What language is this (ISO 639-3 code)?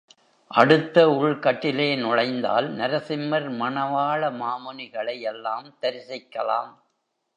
tam